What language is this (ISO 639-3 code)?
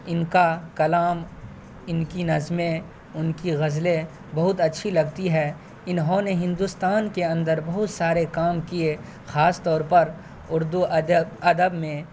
urd